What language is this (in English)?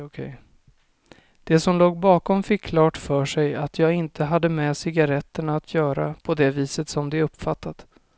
Swedish